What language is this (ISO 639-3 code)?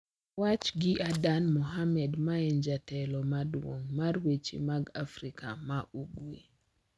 luo